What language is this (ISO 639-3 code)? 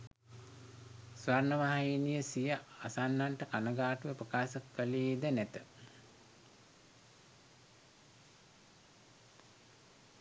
sin